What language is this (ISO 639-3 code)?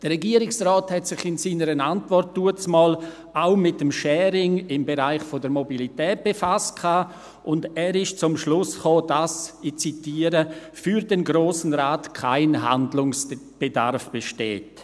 gsw